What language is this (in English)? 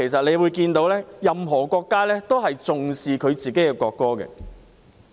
Cantonese